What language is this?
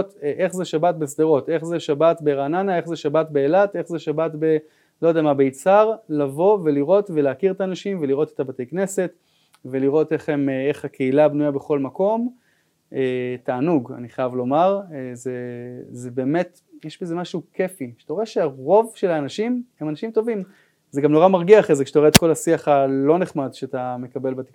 Hebrew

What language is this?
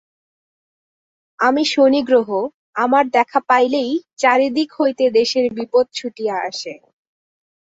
Bangla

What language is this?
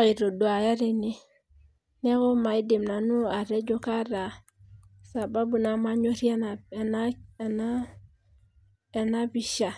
Masai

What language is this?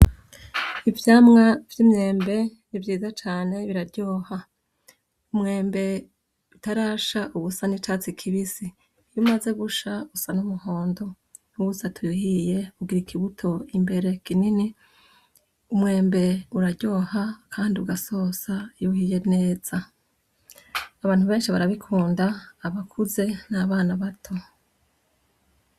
Rundi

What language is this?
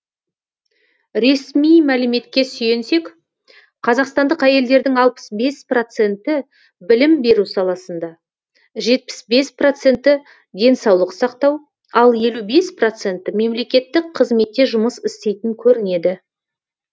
Kazakh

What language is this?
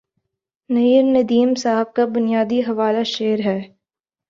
Urdu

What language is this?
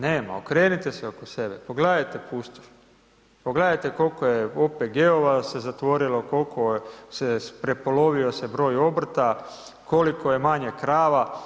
Croatian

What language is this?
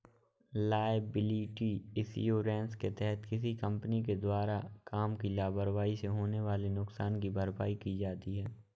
Hindi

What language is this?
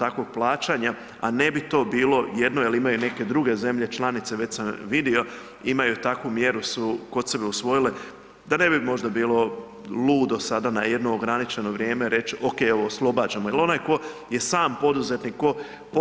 Croatian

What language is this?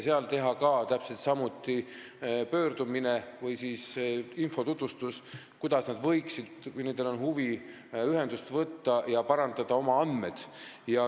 Estonian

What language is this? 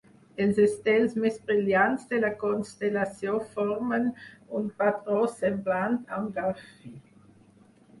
Catalan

